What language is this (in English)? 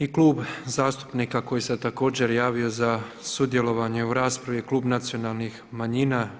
Croatian